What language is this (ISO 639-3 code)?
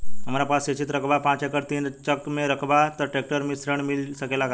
bho